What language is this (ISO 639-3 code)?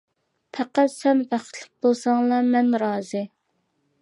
uig